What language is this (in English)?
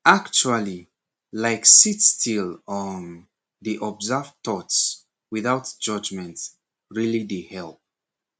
Nigerian Pidgin